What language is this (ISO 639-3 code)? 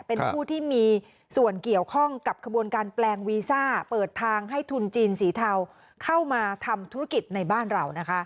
tha